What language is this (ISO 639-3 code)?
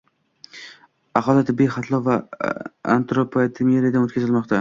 uzb